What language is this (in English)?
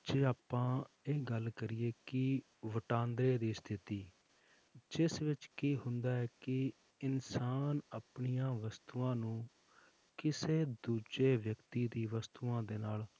Punjabi